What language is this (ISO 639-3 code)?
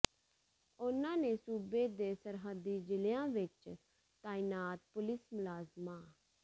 pan